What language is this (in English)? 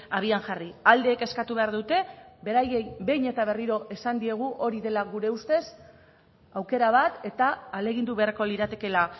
Basque